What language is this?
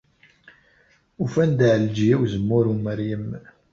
Kabyle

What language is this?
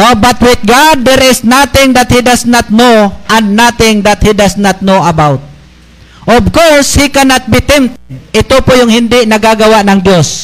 Filipino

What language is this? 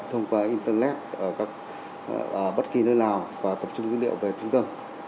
Vietnamese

